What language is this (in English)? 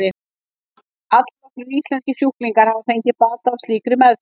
Icelandic